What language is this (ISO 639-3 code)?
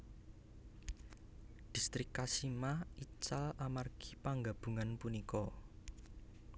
jav